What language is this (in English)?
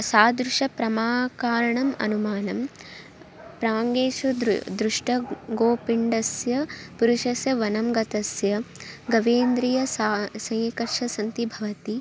Sanskrit